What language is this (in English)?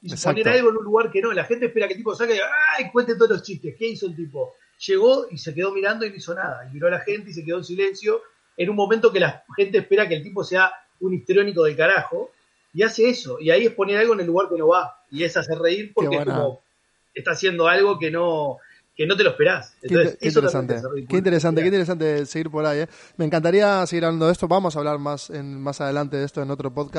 Spanish